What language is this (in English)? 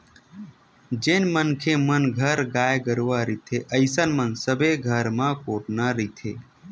Chhattisgarhi